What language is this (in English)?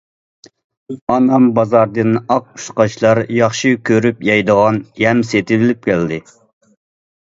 Uyghur